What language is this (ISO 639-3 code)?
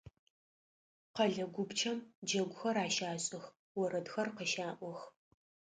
ady